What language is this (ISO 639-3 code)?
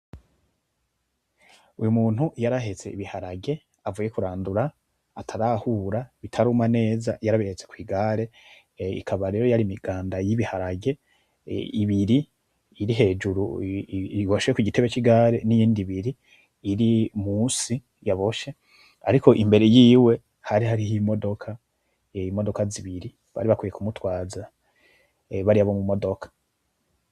run